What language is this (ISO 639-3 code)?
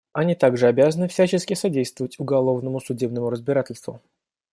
rus